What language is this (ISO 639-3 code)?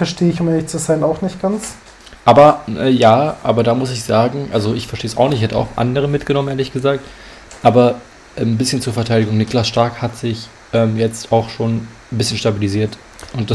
deu